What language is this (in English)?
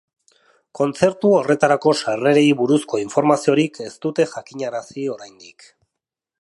Basque